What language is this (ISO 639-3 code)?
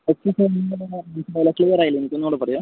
mal